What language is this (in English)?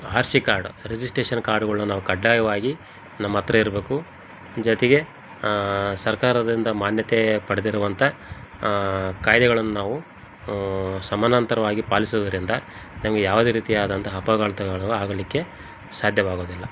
Kannada